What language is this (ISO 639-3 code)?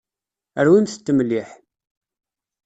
kab